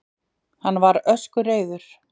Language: Icelandic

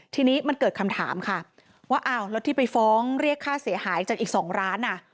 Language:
Thai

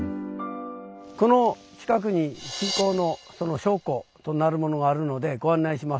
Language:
Japanese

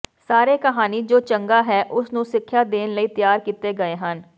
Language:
Punjabi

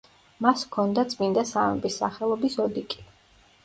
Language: Georgian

